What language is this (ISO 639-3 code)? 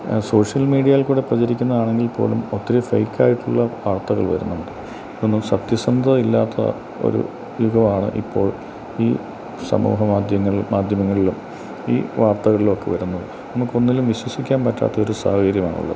mal